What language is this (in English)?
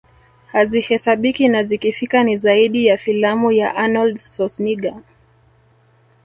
Swahili